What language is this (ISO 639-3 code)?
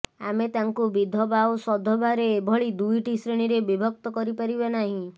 ori